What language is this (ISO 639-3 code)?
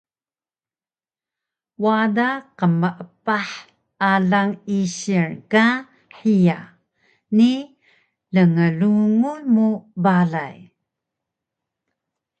trv